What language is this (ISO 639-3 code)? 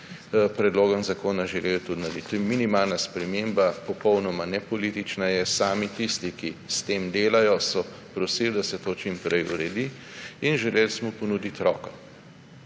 slv